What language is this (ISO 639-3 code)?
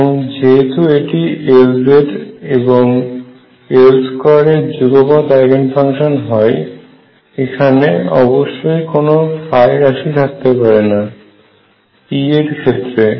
ben